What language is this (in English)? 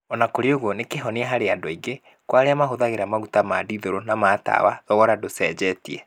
Kikuyu